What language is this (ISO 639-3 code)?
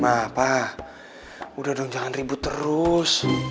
ind